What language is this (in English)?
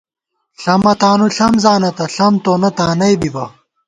Gawar-Bati